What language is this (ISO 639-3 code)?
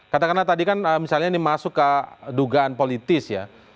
ind